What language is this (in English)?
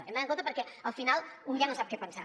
Catalan